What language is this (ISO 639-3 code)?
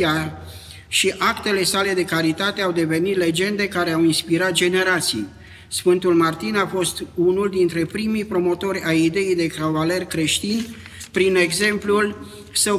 ron